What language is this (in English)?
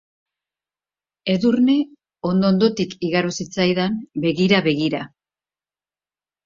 Basque